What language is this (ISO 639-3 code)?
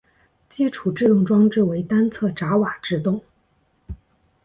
zho